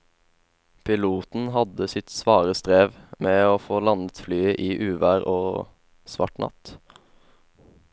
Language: Norwegian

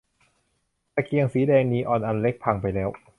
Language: Thai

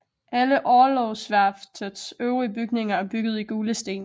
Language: Danish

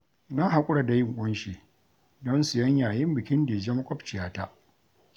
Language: Hausa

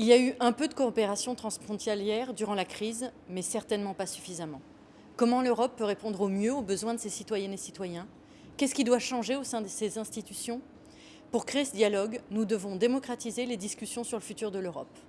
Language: French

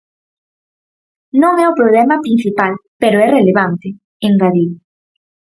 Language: Galician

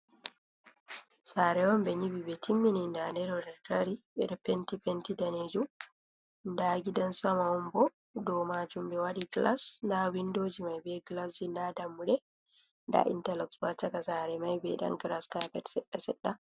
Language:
Fula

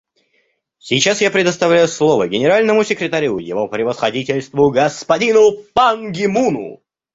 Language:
Russian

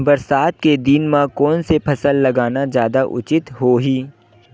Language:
Chhattisgarhi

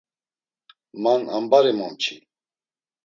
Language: Laz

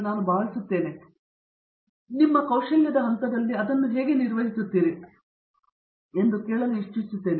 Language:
Kannada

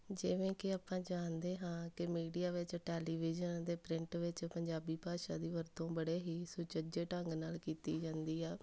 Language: Punjabi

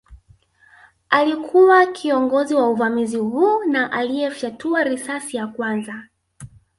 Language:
Swahili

